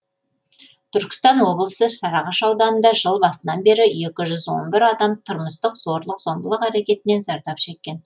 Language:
Kazakh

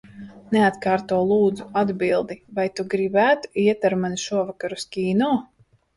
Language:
Latvian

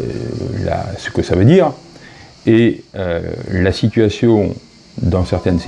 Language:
French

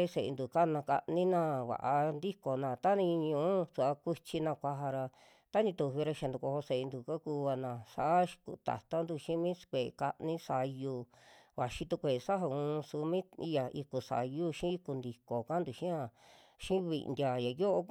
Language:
Western Juxtlahuaca Mixtec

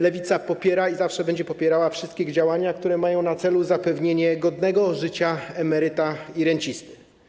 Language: Polish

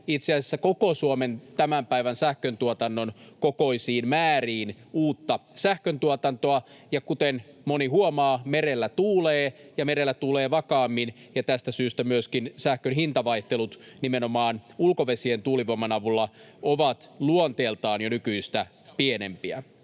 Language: Finnish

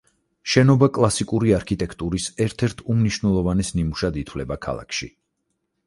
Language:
Georgian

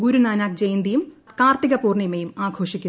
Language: Malayalam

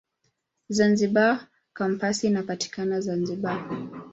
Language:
Swahili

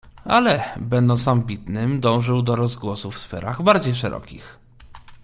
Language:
Polish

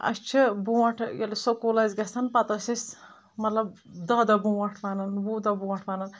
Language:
Kashmiri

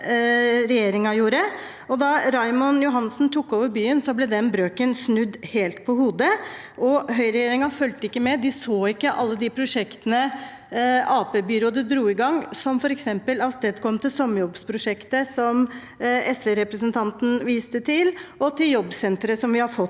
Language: Norwegian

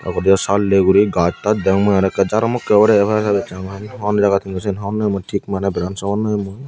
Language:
Chakma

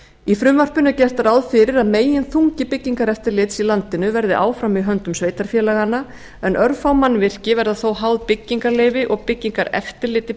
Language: Icelandic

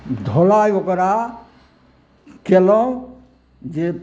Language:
Maithili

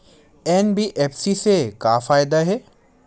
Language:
Chhattisgarhi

